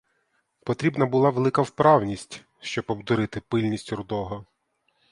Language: Ukrainian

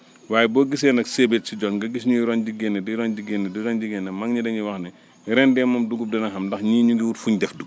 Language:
Wolof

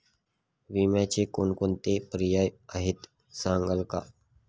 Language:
Marathi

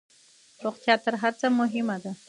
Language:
Pashto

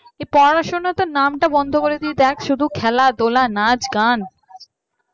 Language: Bangla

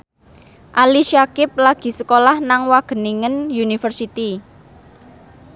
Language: Javanese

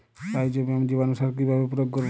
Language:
Bangla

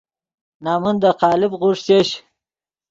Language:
Yidgha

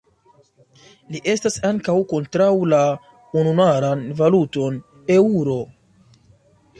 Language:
Esperanto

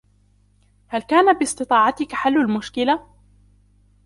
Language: Arabic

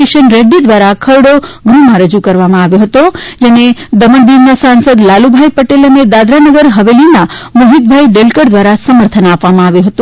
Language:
Gujarati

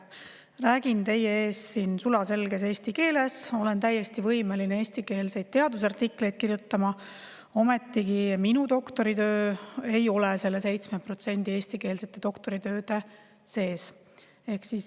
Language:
Estonian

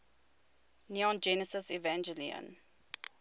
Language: English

